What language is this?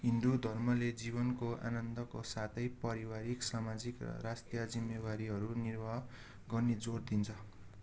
Nepali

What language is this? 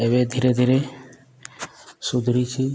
Odia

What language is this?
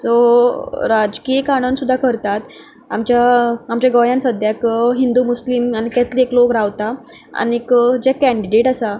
Konkani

